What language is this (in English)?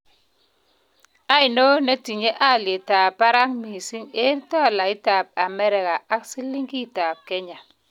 Kalenjin